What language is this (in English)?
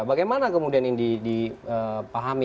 Indonesian